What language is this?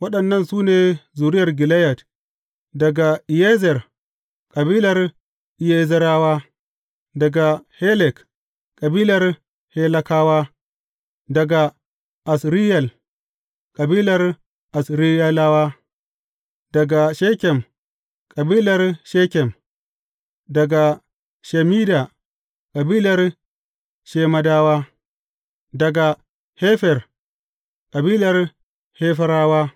Hausa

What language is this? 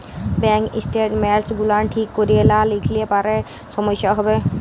Bangla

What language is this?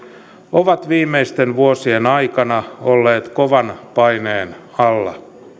Finnish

